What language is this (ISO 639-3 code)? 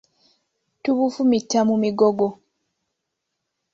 lug